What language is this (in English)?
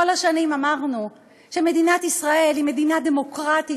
Hebrew